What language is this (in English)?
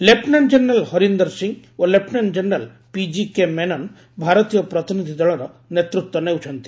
Odia